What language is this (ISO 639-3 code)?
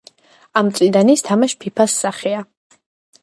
kat